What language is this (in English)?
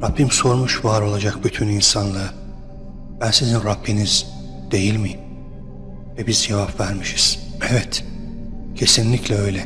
Turkish